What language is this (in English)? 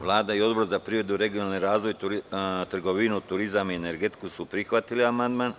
Serbian